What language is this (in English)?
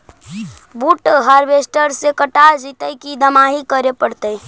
Magahi